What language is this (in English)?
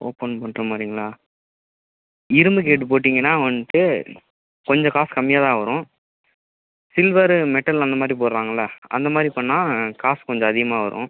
Tamil